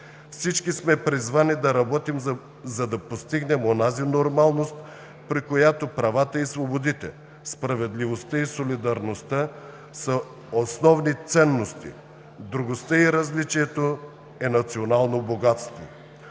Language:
Bulgarian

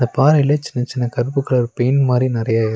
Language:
Tamil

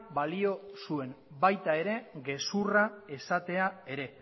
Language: Basque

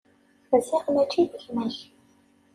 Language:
Kabyle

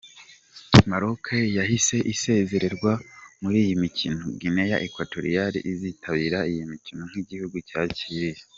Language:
Kinyarwanda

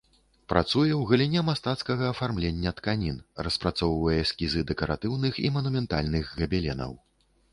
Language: Belarusian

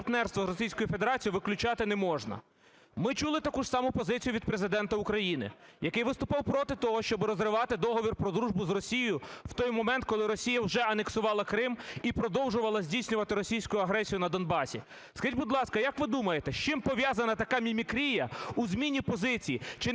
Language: Ukrainian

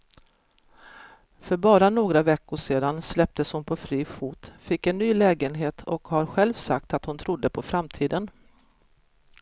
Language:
Swedish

